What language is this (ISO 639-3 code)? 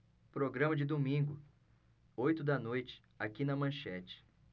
por